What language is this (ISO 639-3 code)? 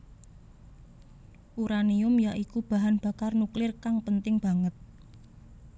jav